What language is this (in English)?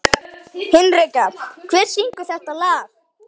Icelandic